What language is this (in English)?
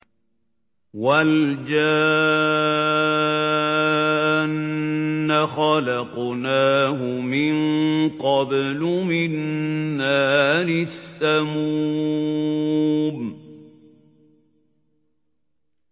Arabic